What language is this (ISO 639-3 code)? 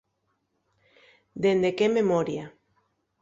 ast